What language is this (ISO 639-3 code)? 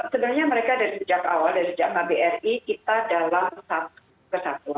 ind